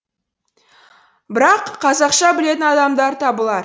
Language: Kazakh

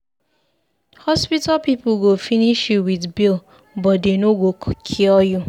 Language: Nigerian Pidgin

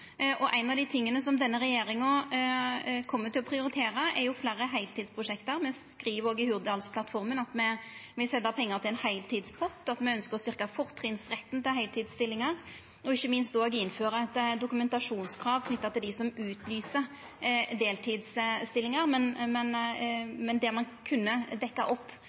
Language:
Norwegian Nynorsk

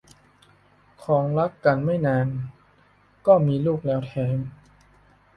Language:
Thai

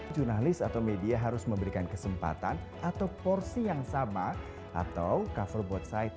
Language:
Indonesian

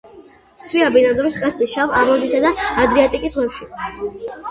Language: Georgian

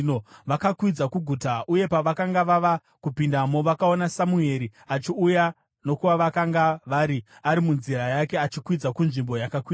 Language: Shona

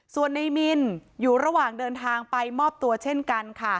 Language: Thai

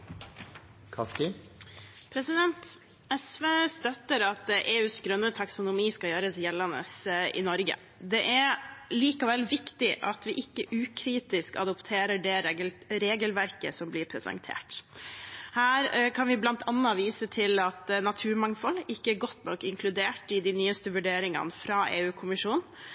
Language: Norwegian Bokmål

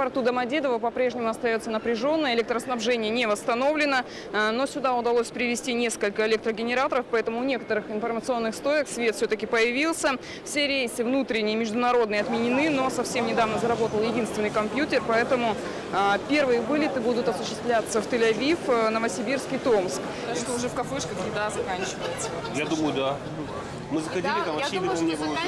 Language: Russian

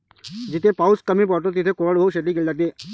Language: Marathi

